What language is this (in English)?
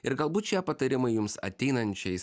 Lithuanian